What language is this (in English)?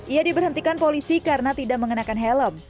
Indonesian